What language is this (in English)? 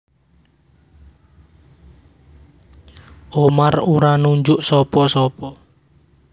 Javanese